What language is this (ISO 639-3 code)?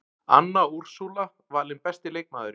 isl